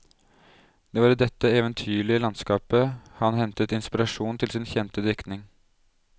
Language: Norwegian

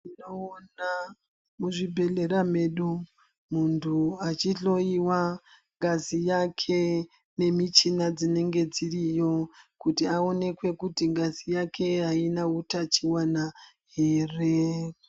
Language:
Ndau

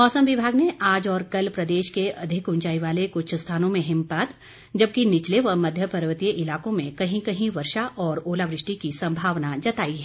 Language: Hindi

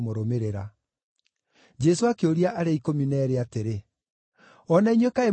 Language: Kikuyu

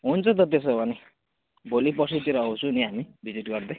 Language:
Nepali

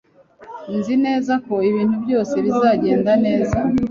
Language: Kinyarwanda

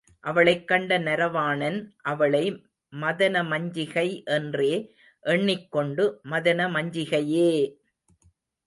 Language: Tamil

